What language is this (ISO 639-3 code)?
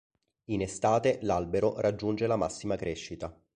ita